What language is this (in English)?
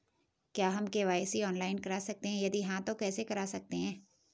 Hindi